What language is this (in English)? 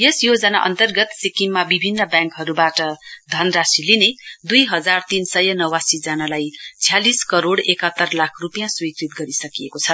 Nepali